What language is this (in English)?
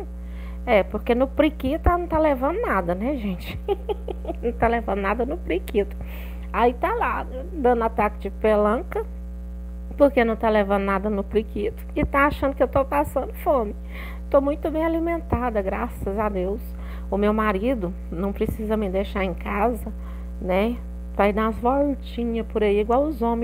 Portuguese